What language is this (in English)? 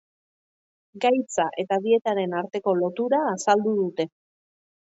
Basque